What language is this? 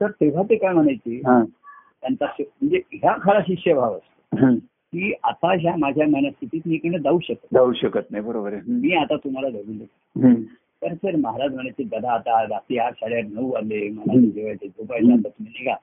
Marathi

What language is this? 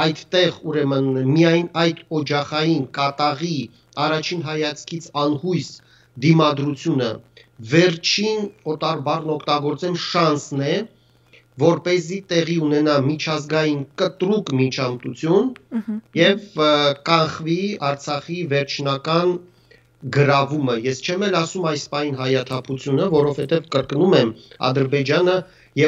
Romanian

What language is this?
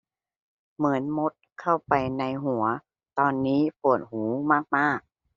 Thai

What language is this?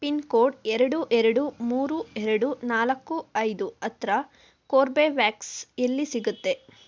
Kannada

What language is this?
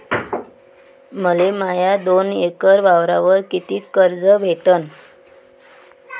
Marathi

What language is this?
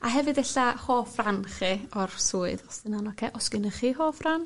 Welsh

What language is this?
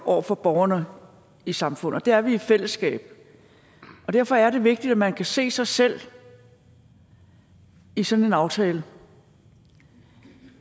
Danish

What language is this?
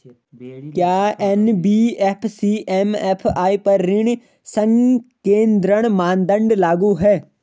Hindi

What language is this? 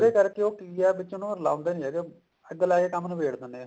Punjabi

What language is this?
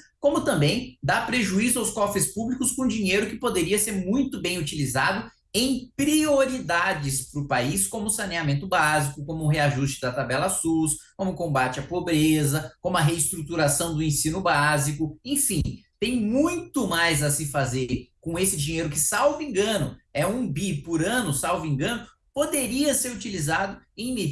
Portuguese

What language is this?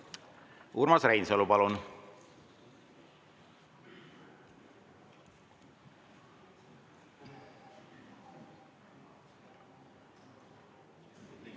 Estonian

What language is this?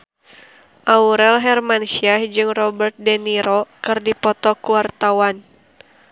Sundanese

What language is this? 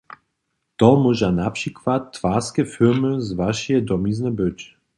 Upper Sorbian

